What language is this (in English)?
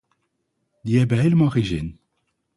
Dutch